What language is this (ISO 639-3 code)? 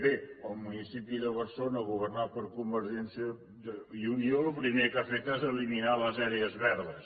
cat